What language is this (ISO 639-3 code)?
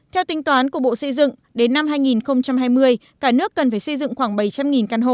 vie